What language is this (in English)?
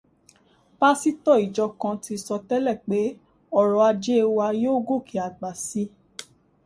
Yoruba